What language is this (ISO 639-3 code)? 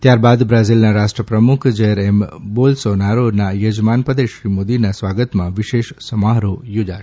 guj